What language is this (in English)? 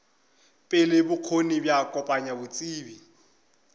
Northern Sotho